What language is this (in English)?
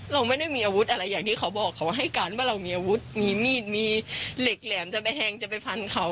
Thai